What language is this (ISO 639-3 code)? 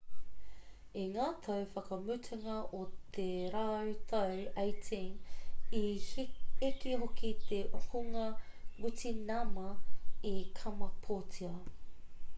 mri